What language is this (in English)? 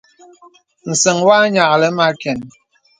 Bebele